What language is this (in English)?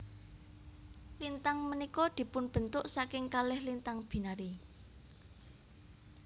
Javanese